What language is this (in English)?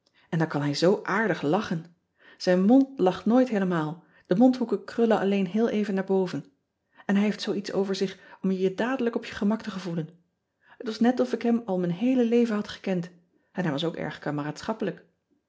Dutch